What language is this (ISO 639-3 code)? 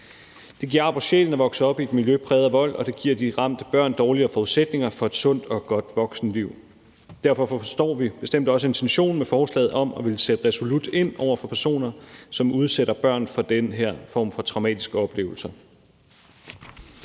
dan